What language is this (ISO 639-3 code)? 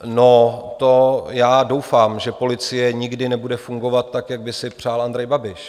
ces